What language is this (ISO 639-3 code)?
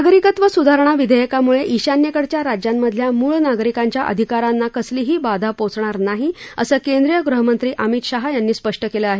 mar